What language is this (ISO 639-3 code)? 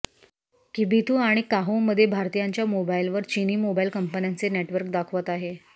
mar